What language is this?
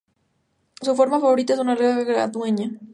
Spanish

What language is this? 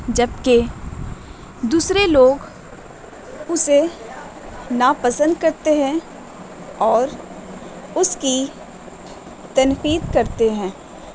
Urdu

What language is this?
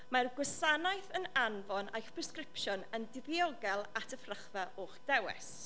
Welsh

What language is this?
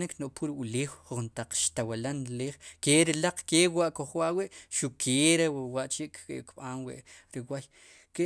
Sipacapense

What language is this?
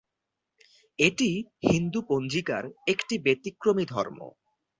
Bangla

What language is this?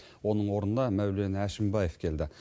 Kazakh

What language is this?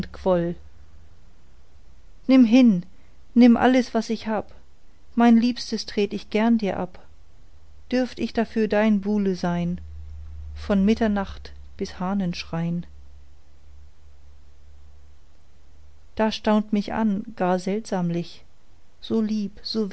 German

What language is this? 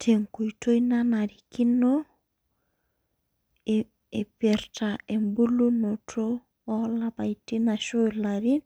Masai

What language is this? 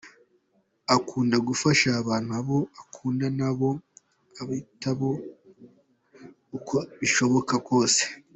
Kinyarwanda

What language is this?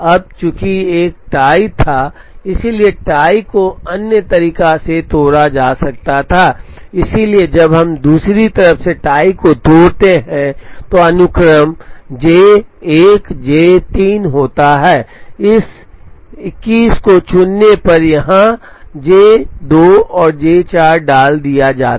Hindi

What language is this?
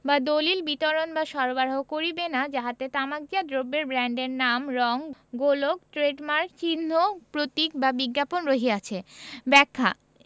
Bangla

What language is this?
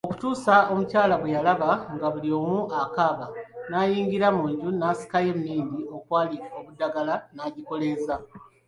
Ganda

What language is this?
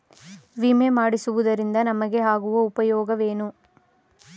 Kannada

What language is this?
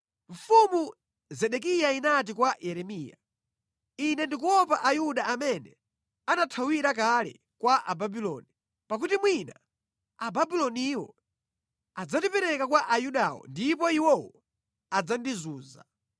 Nyanja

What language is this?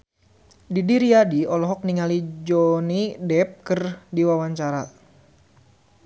Sundanese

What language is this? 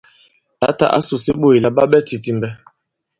Bankon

